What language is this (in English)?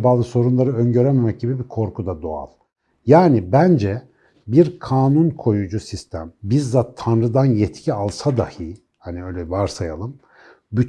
Turkish